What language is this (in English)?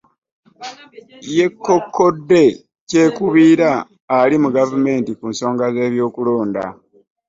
Ganda